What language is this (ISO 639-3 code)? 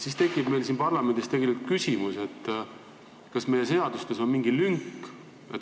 est